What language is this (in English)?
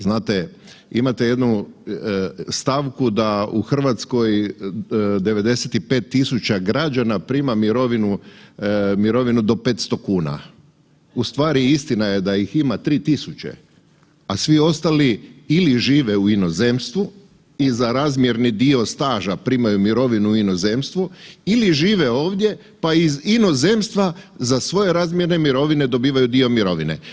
Croatian